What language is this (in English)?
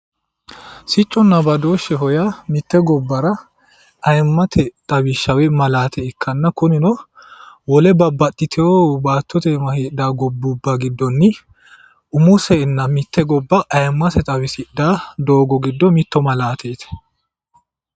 Sidamo